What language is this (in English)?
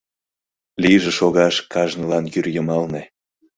Mari